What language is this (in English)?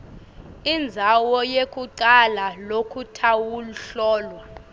Swati